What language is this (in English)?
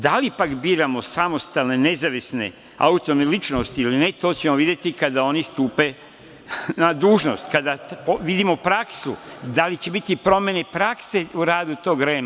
Serbian